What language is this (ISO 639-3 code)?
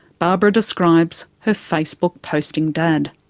eng